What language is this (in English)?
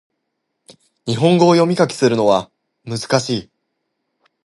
Japanese